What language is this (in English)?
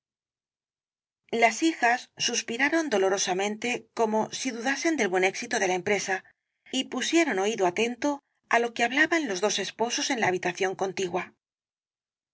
Spanish